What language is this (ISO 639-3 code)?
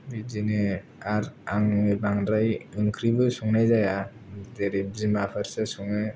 brx